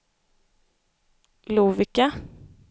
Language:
Swedish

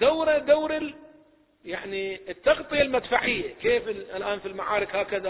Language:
Arabic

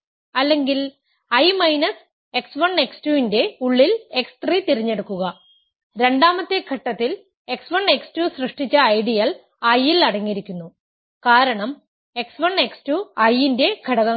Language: Malayalam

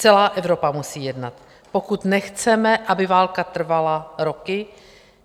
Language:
Czech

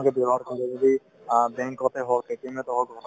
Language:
Assamese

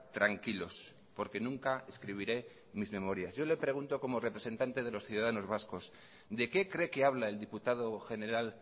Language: Spanish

